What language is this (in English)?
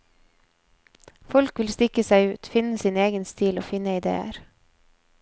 Norwegian